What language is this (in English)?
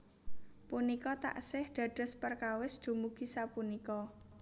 Javanese